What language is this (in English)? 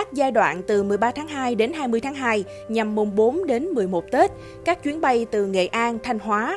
Vietnamese